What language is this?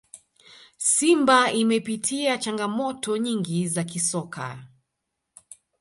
Swahili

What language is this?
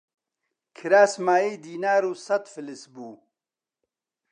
Central Kurdish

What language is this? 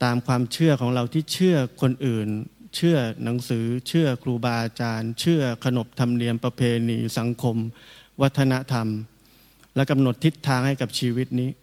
Thai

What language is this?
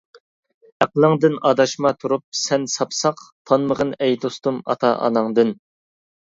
Uyghur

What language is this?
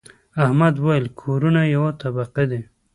Pashto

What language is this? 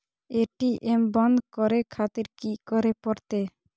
Maithili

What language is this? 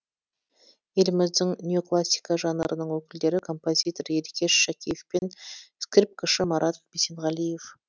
Kazakh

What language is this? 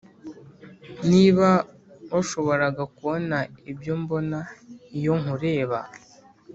Kinyarwanda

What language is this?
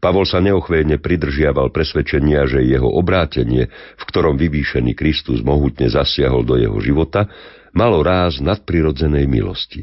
Slovak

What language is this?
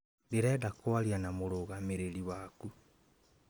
Kikuyu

